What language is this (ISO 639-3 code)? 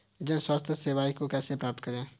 hin